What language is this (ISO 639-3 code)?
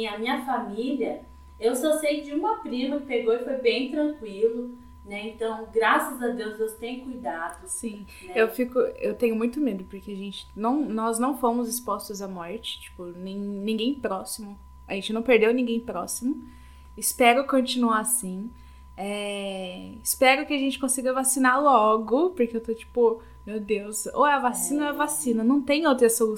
por